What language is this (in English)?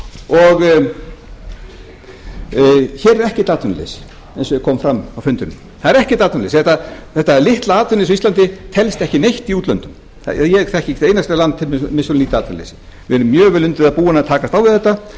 Icelandic